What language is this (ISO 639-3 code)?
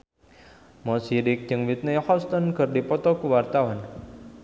sun